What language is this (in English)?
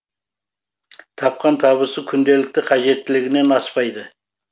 Kazakh